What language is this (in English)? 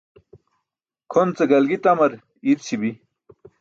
Burushaski